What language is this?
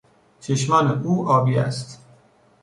Persian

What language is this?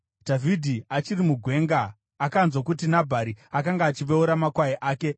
Shona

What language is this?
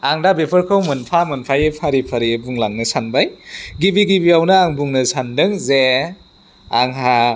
Bodo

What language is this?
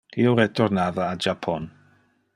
Interlingua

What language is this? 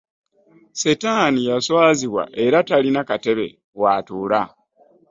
Ganda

